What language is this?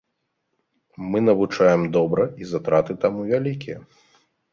Belarusian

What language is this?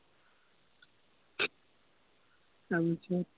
Assamese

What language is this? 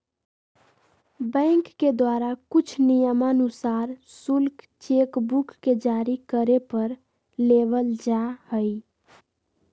Magahi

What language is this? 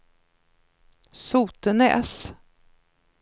Swedish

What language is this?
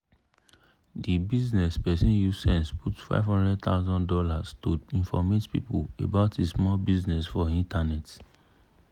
Nigerian Pidgin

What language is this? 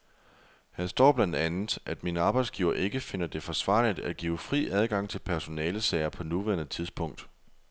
Danish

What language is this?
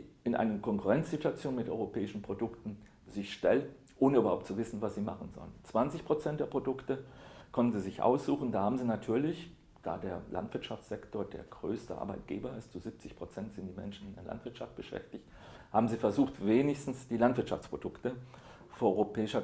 German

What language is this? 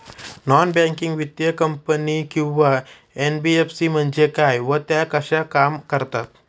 Marathi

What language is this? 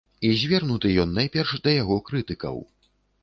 Belarusian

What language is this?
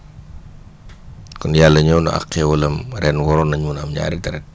Wolof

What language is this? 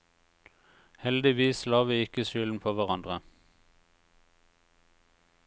Norwegian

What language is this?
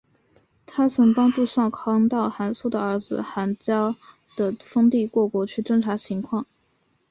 Chinese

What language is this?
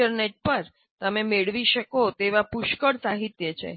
Gujarati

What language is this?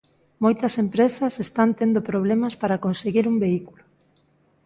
Galician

